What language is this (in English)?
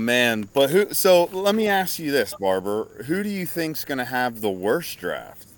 English